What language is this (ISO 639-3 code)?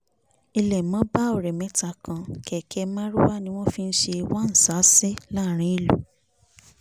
yor